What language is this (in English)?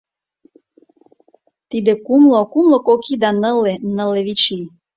Mari